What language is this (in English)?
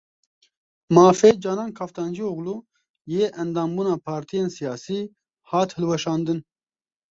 Kurdish